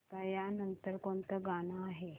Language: Marathi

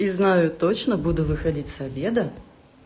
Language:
Russian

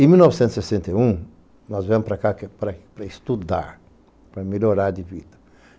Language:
Portuguese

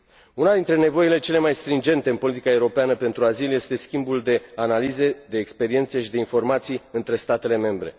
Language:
Romanian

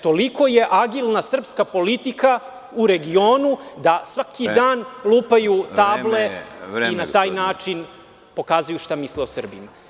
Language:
Serbian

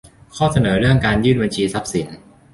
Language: Thai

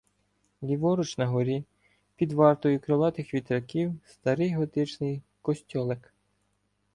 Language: Ukrainian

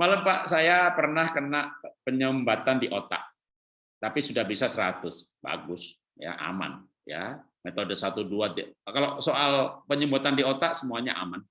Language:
Indonesian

